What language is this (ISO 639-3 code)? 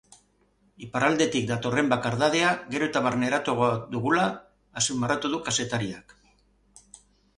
eus